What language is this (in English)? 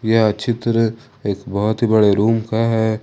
Hindi